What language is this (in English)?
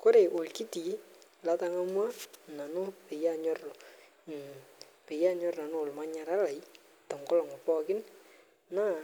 Masai